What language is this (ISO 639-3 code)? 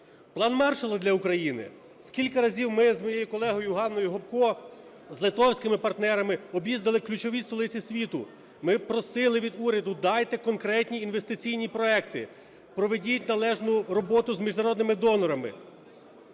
ukr